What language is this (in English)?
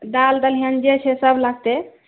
Maithili